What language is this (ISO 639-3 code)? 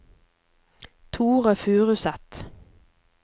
nor